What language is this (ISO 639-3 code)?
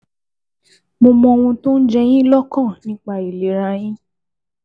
yor